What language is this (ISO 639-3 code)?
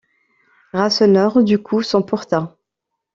fra